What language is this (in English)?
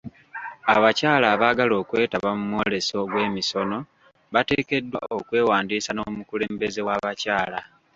Ganda